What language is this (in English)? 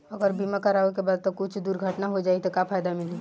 Bhojpuri